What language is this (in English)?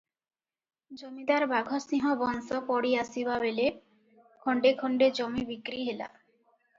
Odia